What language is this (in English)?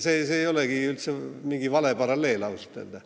Estonian